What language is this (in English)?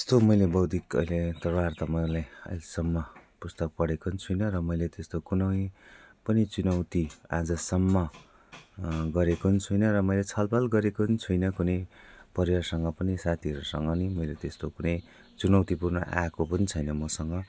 Nepali